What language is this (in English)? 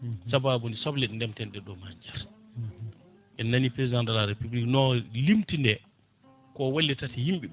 Fula